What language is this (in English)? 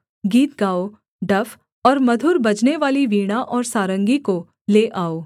Hindi